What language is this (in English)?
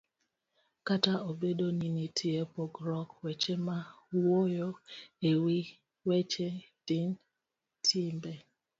Luo (Kenya and Tanzania)